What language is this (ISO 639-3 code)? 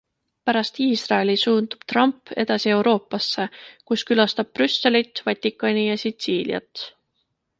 est